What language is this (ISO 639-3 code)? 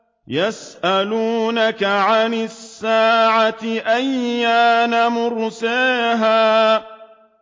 ara